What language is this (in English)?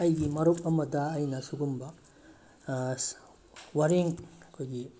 Manipuri